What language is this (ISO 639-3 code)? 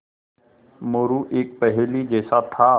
hin